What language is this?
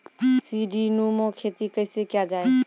Maithili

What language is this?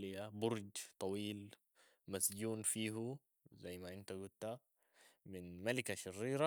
Sudanese Arabic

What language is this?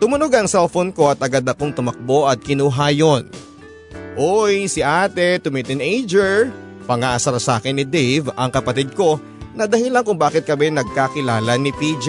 Filipino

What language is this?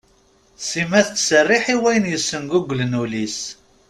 Kabyle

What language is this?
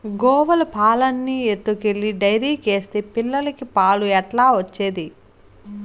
Telugu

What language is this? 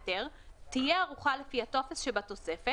Hebrew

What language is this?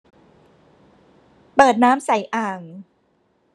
Thai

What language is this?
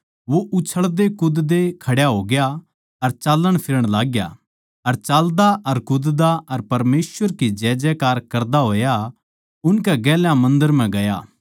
Haryanvi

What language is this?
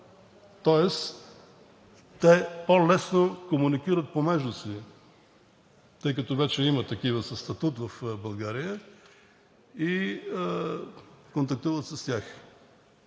Bulgarian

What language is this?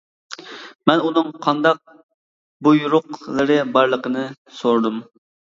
Uyghur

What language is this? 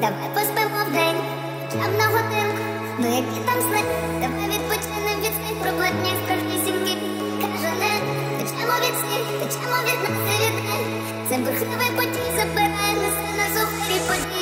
Ukrainian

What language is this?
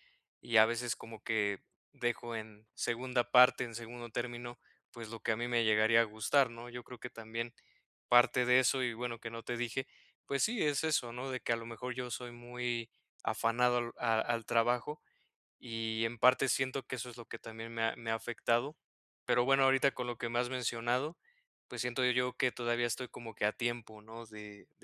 Spanish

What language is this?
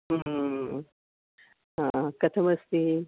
Sanskrit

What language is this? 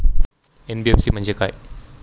Marathi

